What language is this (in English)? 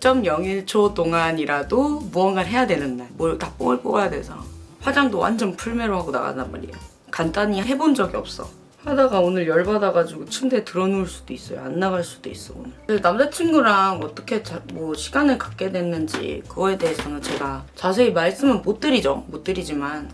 Korean